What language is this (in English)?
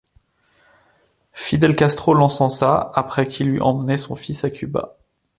French